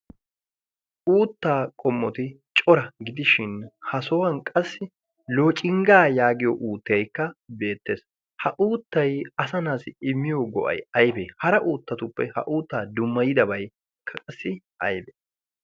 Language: Wolaytta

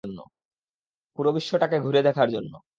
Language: Bangla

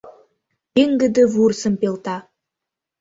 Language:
Mari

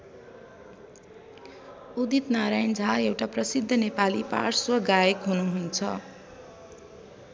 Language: Nepali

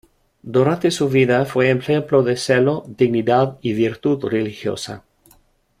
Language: Spanish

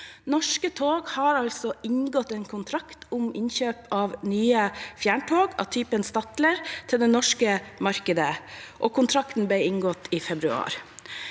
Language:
Norwegian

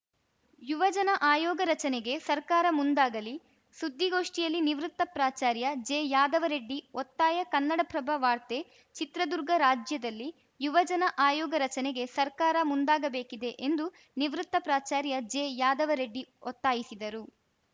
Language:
Kannada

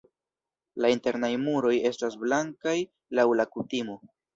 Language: Esperanto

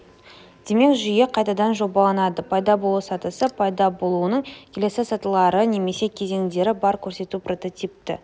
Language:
Kazakh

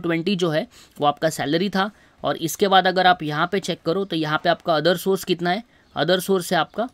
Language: Hindi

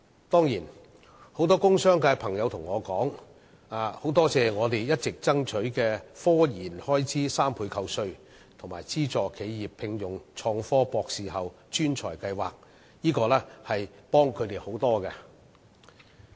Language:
Cantonese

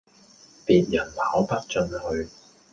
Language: Cantonese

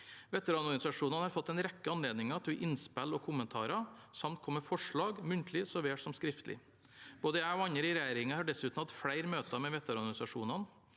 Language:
Norwegian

